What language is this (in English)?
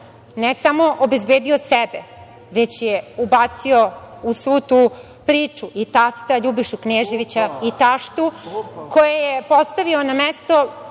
Serbian